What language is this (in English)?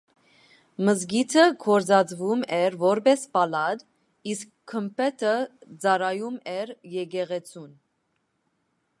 Armenian